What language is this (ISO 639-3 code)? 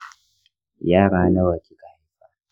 hau